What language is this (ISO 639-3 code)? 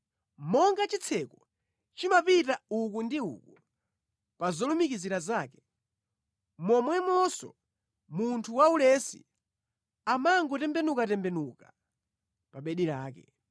nya